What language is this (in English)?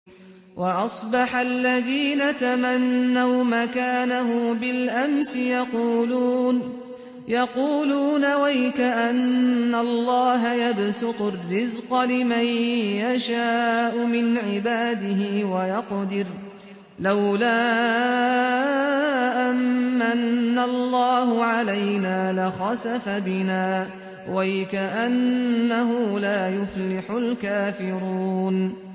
Arabic